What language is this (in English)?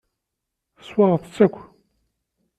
Kabyle